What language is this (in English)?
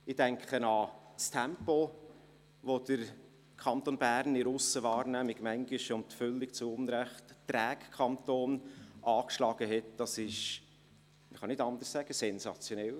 Swiss German